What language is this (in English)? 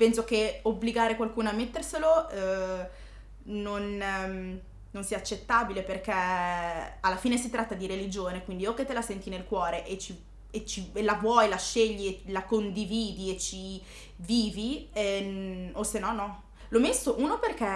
Italian